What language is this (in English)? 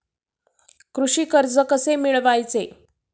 Marathi